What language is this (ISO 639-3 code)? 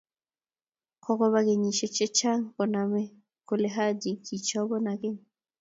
kln